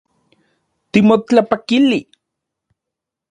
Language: Central Puebla Nahuatl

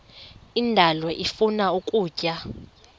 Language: Xhosa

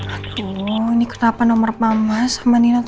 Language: Indonesian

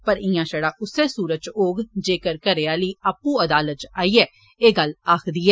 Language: Dogri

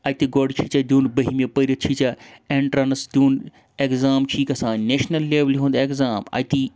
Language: Kashmiri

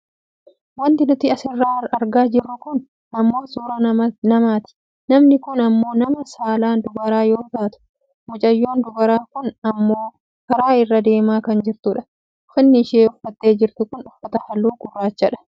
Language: Oromo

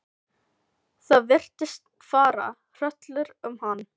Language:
Icelandic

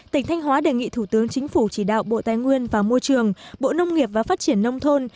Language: Vietnamese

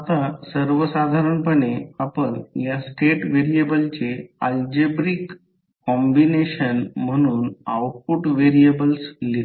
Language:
Marathi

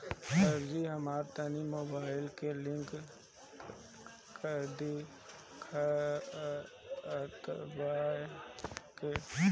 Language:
Bhojpuri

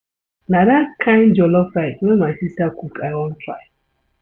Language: Nigerian Pidgin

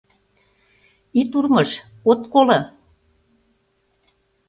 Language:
Mari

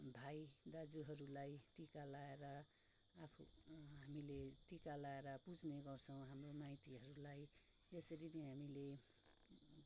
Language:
Nepali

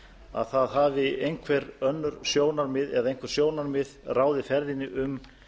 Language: Icelandic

